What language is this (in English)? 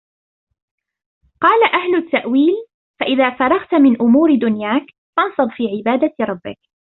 Arabic